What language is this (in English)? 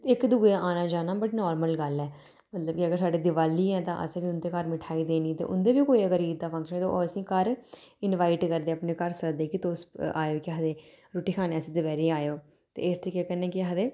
Dogri